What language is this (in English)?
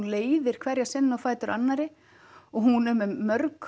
Icelandic